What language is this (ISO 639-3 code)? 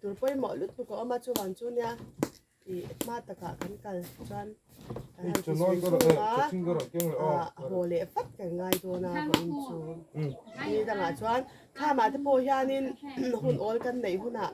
tha